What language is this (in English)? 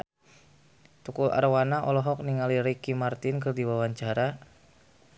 Sundanese